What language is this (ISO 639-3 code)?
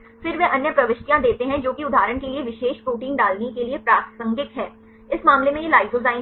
hin